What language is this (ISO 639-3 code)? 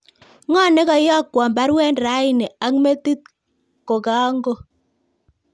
kln